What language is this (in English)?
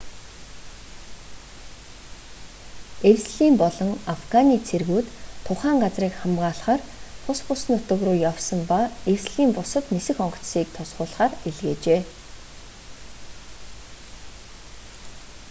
Mongolian